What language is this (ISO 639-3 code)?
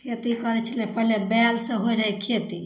mai